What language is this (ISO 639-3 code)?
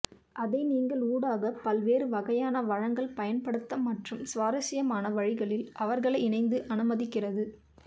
tam